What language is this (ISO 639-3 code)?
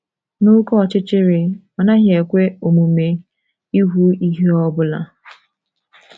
ibo